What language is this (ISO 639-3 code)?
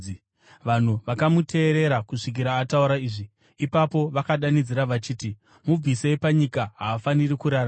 sna